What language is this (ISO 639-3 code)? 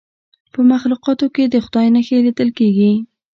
pus